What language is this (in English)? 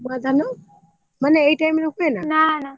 Odia